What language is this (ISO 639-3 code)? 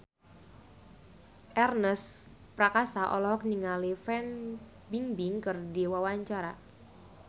sun